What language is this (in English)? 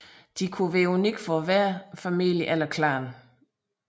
Danish